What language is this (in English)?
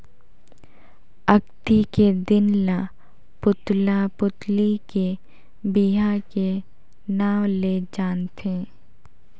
Chhattisgarhi